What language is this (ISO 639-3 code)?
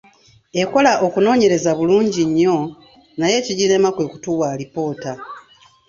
lug